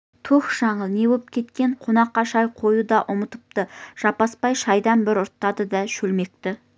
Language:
Kazakh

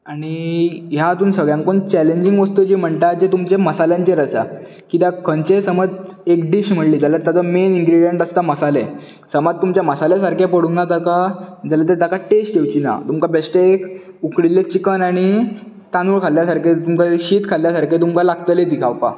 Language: Konkani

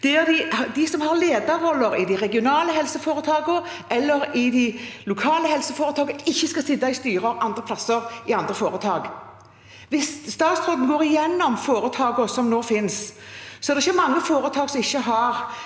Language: Norwegian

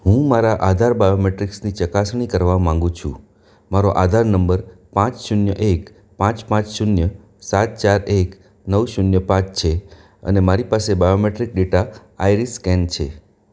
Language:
Gujarati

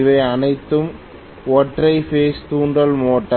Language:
Tamil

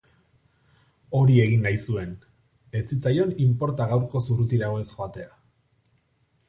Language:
Basque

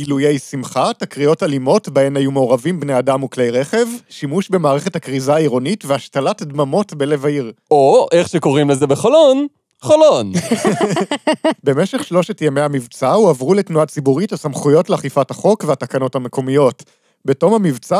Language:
Hebrew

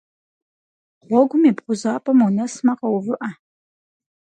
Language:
Kabardian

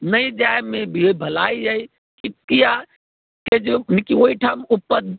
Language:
Maithili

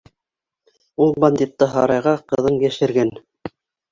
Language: Bashkir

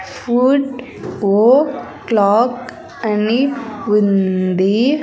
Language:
Telugu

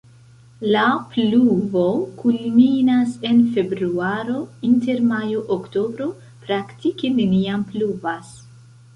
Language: Esperanto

